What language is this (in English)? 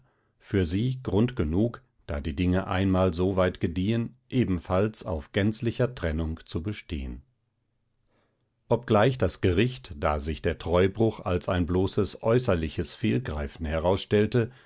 German